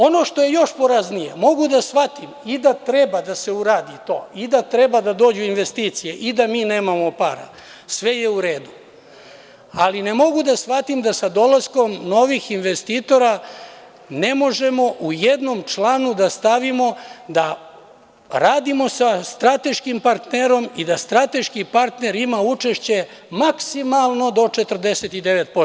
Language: Serbian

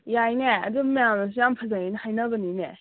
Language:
Manipuri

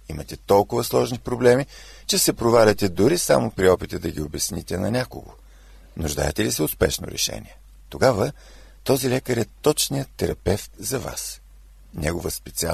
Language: Bulgarian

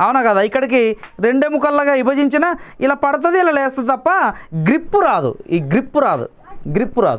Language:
Hindi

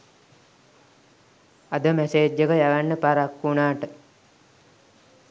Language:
Sinhala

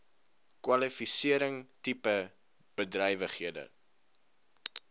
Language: Afrikaans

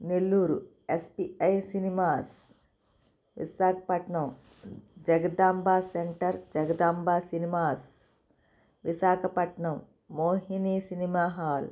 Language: Telugu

